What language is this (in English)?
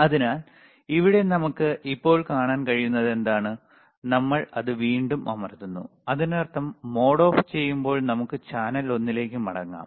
Malayalam